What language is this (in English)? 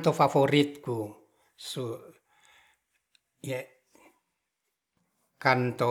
Ratahan